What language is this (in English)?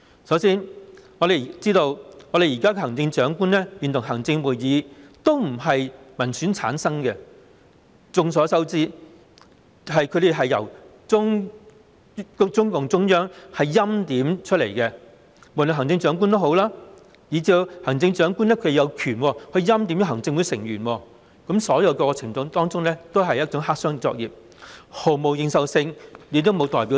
Cantonese